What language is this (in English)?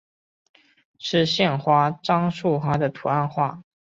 Chinese